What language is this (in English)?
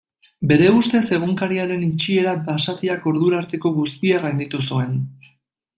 Basque